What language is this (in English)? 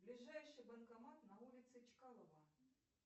Russian